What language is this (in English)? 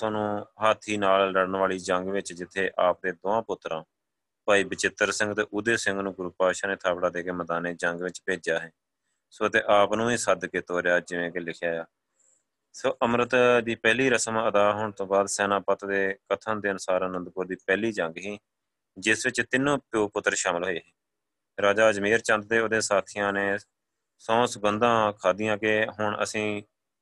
Punjabi